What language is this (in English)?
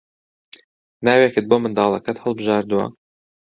Central Kurdish